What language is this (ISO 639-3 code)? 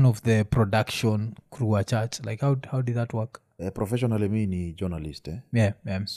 swa